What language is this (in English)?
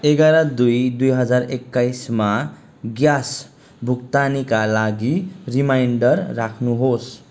Nepali